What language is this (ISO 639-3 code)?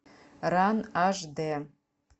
rus